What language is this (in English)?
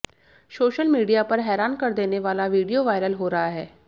Hindi